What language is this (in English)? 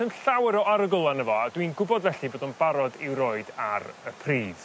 Welsh